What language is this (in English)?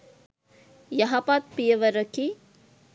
Sinhala